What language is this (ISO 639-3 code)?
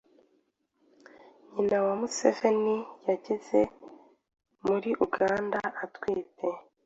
kin